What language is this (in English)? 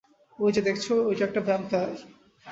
Bangla